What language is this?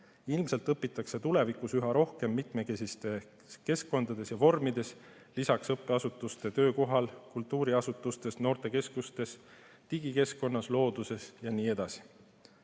Estonian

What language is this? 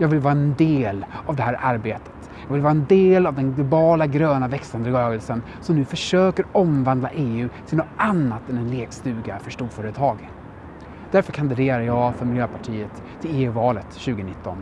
Swedish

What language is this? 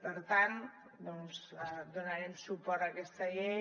Catalan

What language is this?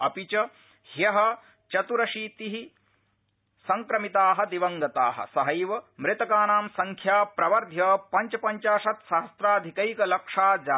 Sanskrit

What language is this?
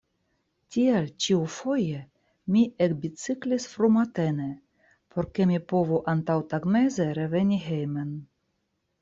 Esperanto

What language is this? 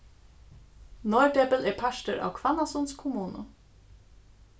Faroese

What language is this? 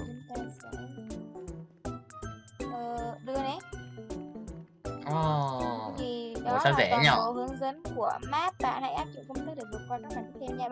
Vietnamese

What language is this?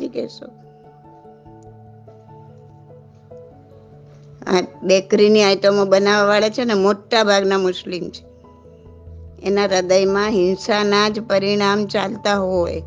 Gujarati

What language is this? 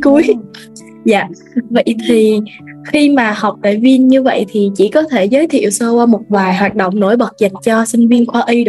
Vietnamese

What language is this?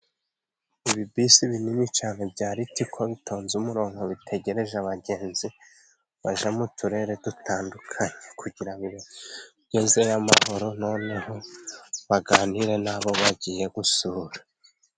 Kinyarwanda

